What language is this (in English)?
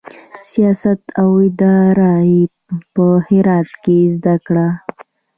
Pashto